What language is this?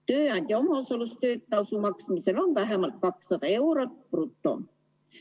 Estonian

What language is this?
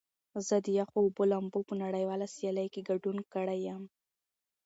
Pashto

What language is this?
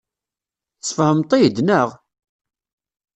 Kabyle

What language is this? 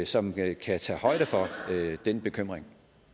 Danish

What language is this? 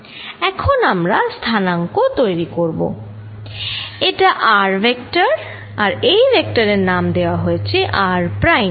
Bangla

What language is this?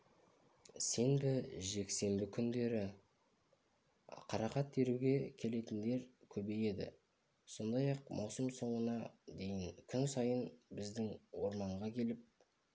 Kazakh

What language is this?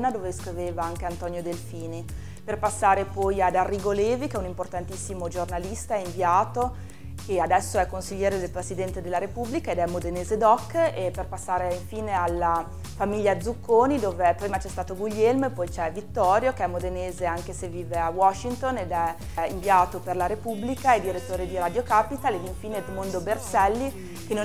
Italian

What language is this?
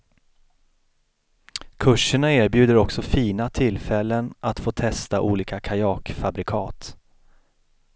Swedish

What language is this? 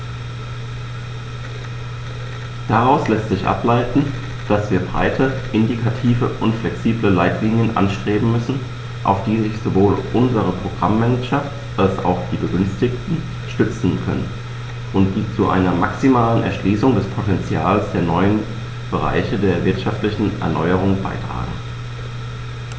German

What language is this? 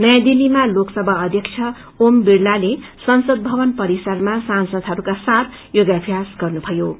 Nepali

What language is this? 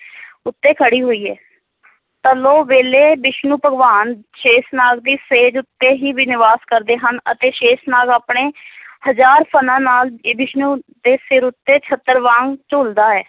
Punjabi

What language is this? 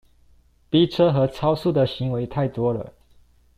Chinese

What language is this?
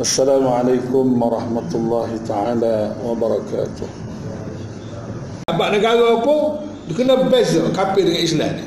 Malay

